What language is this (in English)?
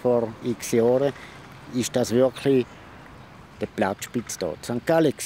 German